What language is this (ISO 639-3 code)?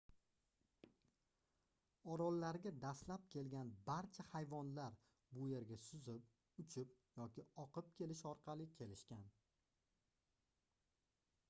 uzb